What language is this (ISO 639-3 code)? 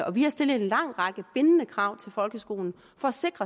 dan